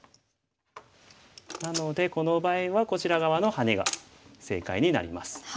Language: Japanese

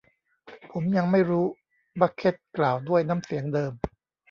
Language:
Thai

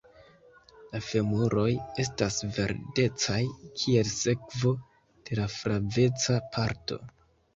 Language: Esperanto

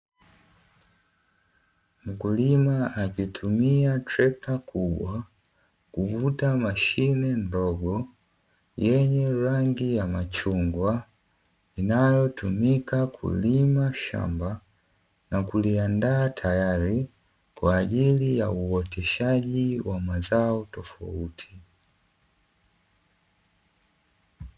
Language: Swahili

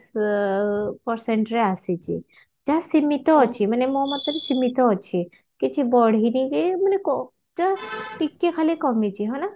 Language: Odia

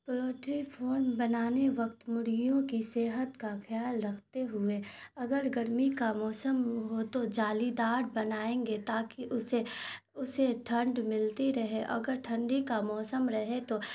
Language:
Urdu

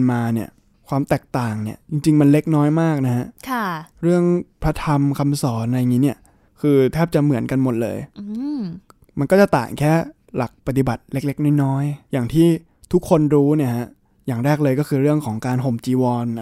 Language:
Thai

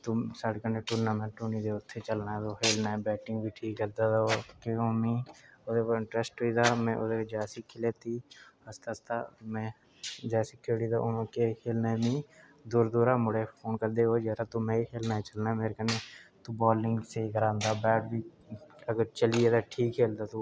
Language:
Dogri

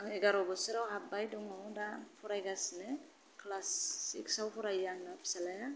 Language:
Bodo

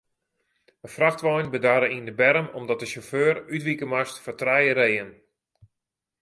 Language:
Western Frisian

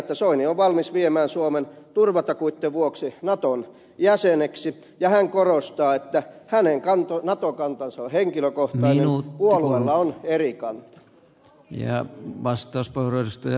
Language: Finnish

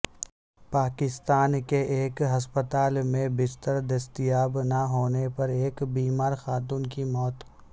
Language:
Urdu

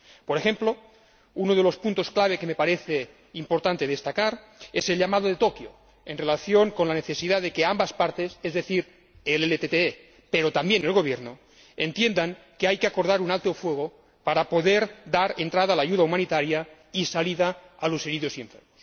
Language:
Spanish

